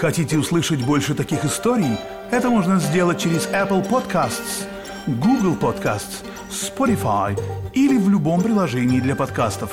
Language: Russian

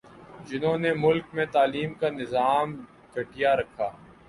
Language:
Urdu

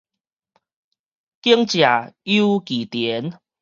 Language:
Min Nan Chinese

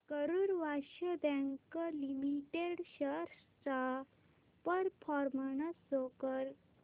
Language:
Marathi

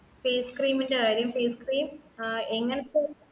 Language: Malayalam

